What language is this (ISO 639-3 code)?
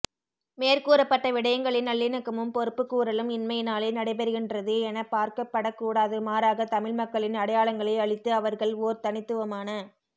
tam